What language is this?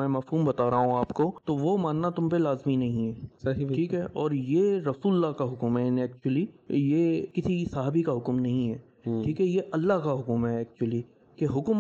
Urdu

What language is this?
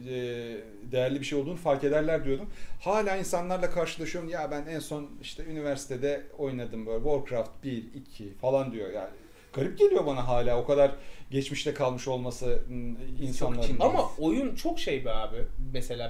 Turkish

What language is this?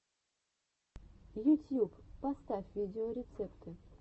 Russian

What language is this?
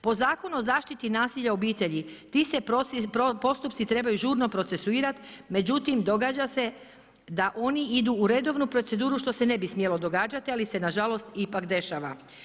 Croatian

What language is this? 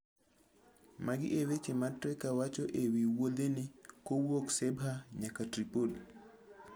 Luo (Kenya and Tanzania)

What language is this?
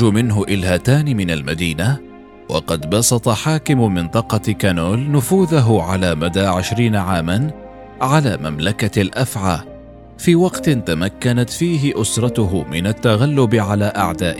Arabic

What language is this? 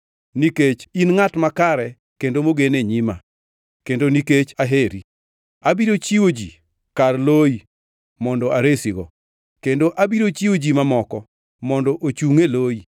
Luo (Kenya and Tanzania)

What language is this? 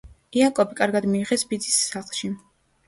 Georgian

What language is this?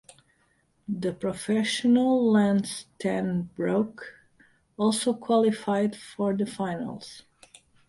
English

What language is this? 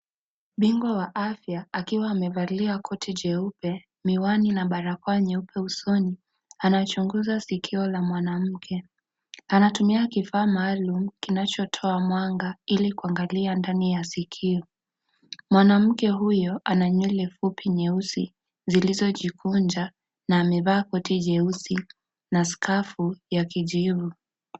Swahili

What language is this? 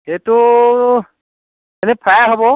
Assamese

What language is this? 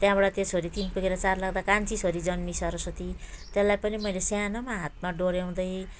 Nepali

